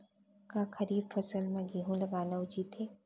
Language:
Chhattisgarhi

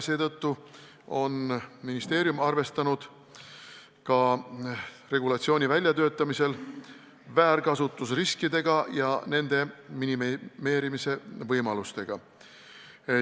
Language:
Estonian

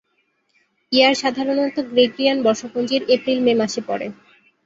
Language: Bangla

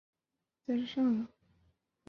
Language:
Chinese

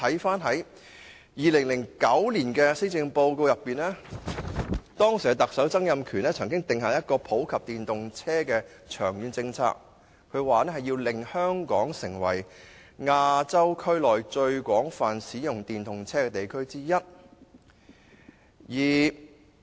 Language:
Cantonese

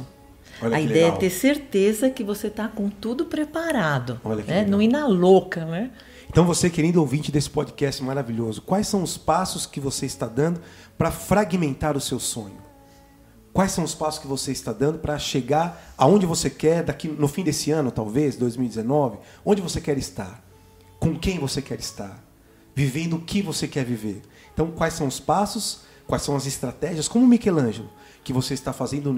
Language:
Portuguese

